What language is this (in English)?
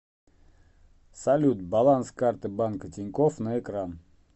Russian